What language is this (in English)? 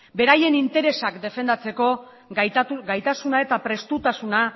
Basque